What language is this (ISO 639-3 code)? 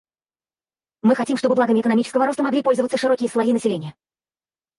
rus